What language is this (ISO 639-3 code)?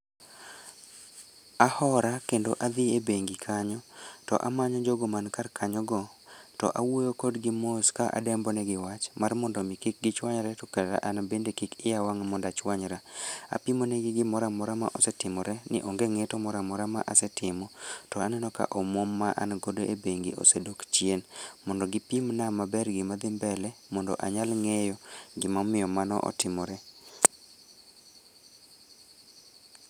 luo